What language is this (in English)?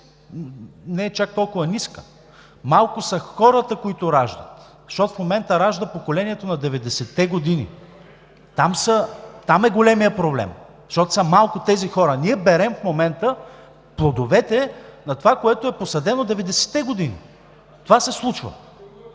Bulgarian